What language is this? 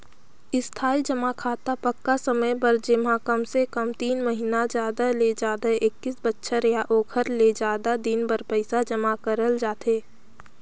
Chhattisgarhi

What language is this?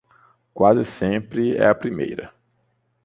Portuguese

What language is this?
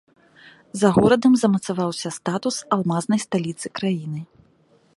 Belarusian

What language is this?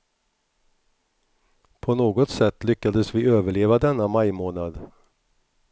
Swedish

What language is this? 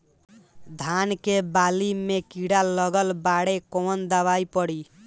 Bhojpuri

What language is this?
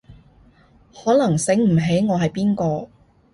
Cantonese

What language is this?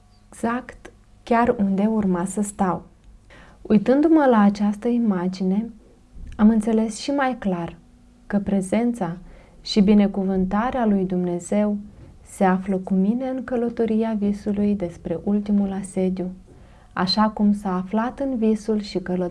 Romanian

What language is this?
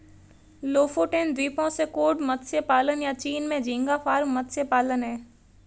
Hindi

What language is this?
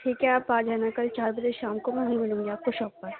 Urdu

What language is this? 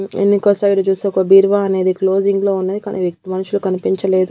Telugu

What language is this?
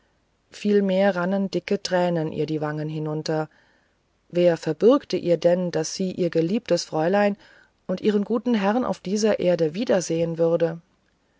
German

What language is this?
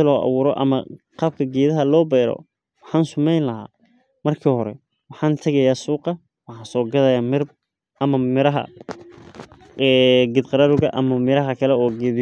Somali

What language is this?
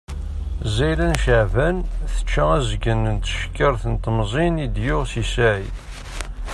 Kabyle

